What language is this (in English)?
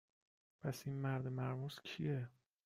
Persian